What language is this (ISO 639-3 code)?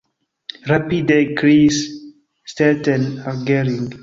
epo